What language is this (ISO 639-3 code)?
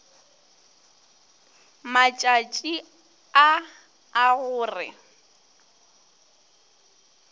nso